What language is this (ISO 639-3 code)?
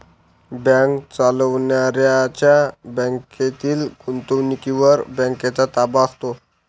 mar